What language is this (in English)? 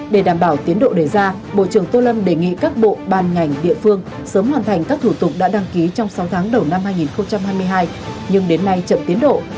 Vietnamese